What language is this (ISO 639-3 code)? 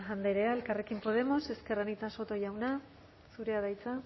eus